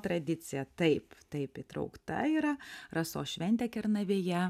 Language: Lithuanian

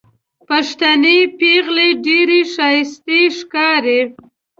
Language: Pashto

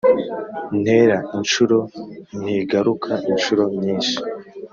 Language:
Kinyarwanda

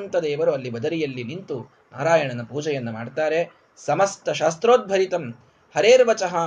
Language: Kannada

